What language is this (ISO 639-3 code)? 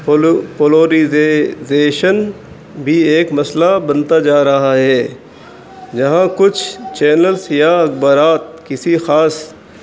urd